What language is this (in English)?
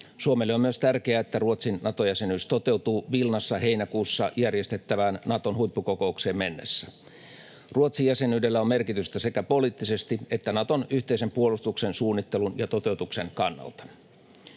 Finnish